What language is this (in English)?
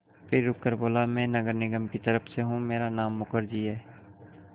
Hindi